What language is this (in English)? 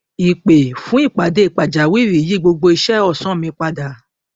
Yoruba